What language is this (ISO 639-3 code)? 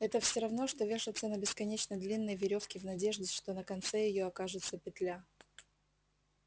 rus